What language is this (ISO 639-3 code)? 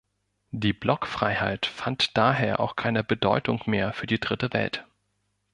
deu